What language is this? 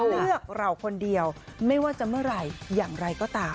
Thai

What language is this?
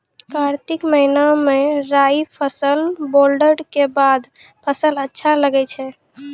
Maithili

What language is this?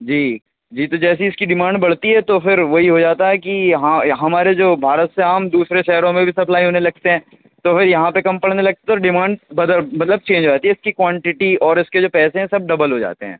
Urdu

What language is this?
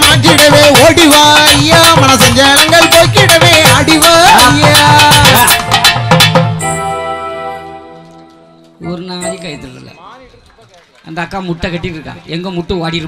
Arabic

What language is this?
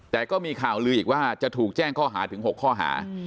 Thai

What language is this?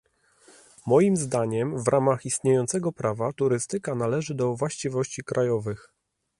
Polish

